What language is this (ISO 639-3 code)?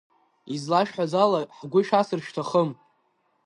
abk